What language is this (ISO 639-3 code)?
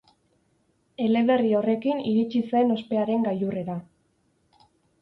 eus